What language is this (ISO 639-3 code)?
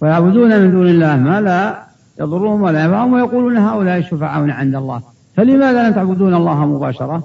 ara